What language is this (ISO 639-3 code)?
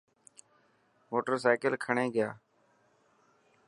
mki